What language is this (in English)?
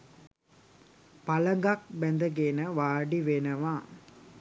Sinhala